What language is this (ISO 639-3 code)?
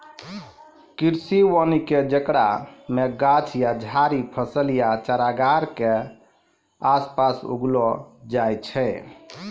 mai